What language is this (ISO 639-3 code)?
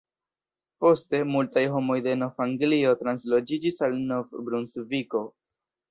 epo